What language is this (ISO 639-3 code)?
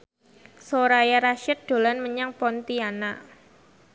jav